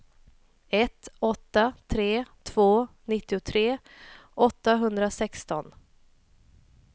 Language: Swedish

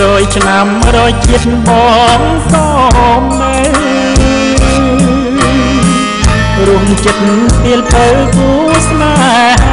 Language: Thai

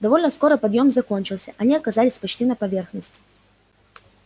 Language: Russian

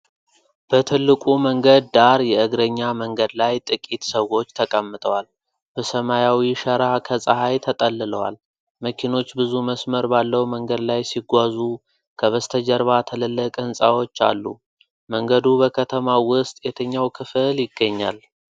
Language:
Amharic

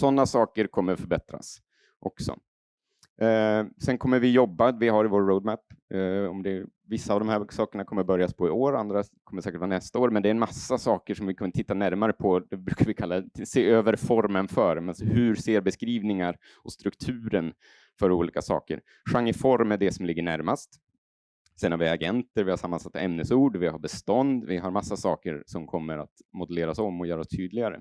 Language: Swedish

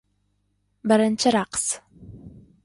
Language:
Uzbek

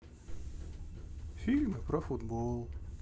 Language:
Russian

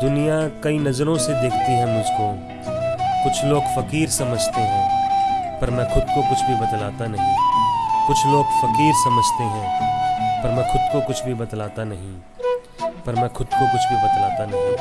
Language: Hindi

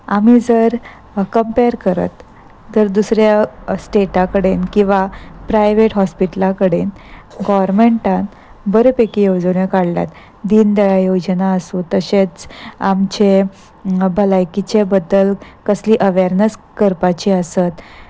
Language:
Konkani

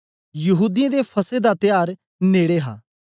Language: Dogri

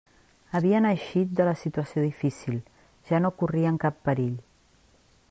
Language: Catalan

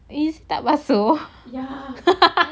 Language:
English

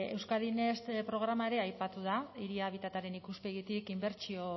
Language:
Basque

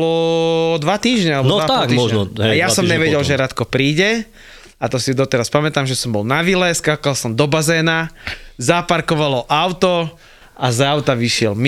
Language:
Slovak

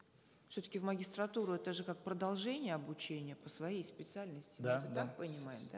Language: Kazakh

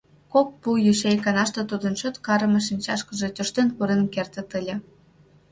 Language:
Mari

